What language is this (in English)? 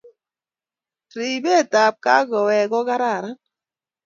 Kalenjin